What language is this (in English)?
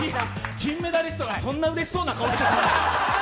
Japanese